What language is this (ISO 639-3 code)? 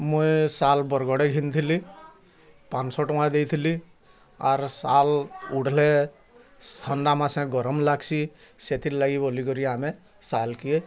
ori